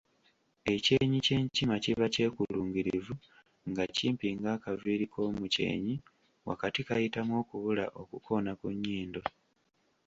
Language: Ganda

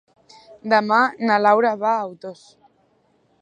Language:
Catalan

